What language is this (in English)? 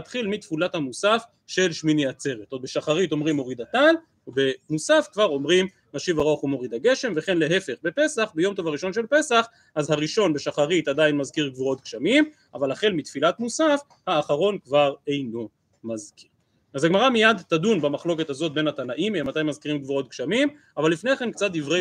Hebrew